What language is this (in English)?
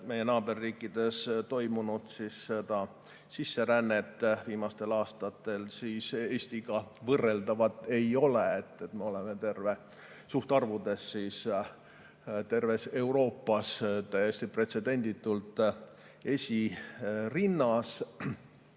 Estonian